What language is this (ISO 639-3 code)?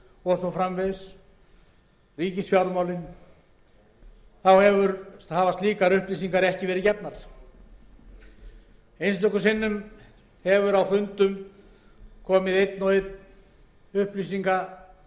isl